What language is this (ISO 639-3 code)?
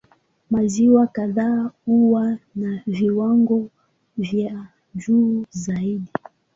swa